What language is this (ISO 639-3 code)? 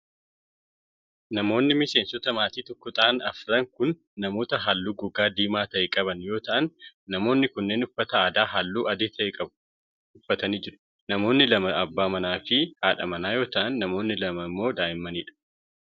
orm